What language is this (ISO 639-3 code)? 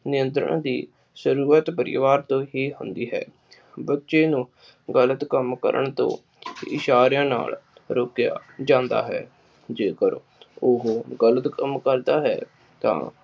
pan